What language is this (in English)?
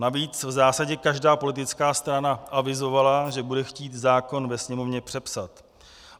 Czech